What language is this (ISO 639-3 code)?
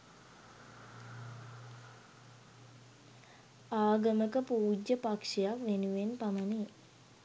sin